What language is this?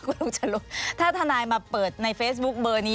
Thai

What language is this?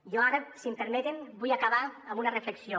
Catalan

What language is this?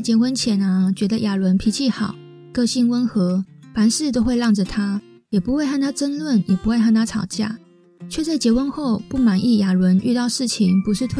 Chinese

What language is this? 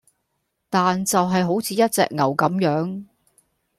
Cantonese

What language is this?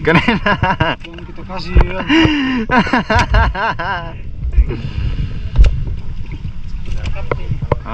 Indonesian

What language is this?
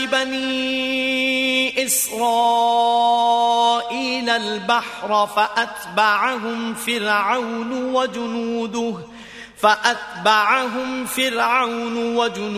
Korean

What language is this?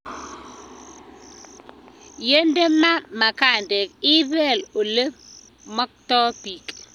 Kalenjin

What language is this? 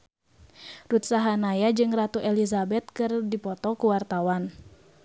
Sundanese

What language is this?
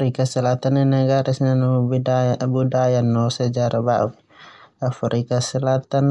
Termanu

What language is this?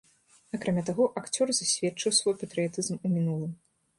Belarusian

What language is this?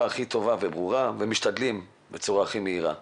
Hebrew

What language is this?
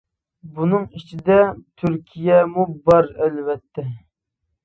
Uyghur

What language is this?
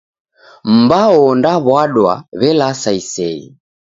Taita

